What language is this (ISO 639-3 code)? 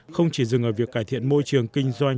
vie